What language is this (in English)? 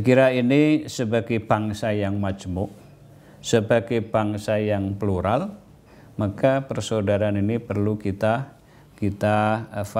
Indonesian